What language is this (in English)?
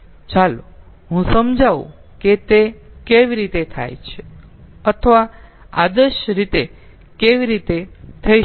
Gujarati